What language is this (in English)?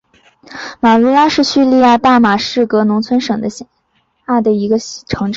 Chinese